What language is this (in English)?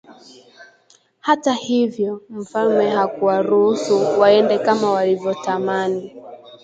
Swahili